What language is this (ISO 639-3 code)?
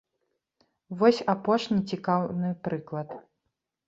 bel